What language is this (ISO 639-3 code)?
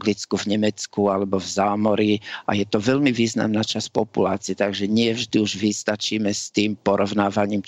slk